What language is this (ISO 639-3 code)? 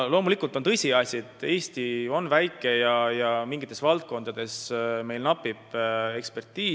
est